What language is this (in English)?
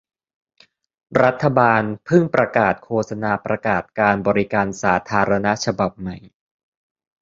Thai